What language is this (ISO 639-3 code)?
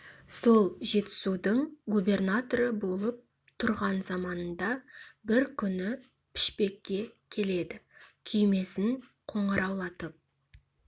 kaz